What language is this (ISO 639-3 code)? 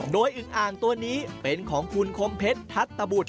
tha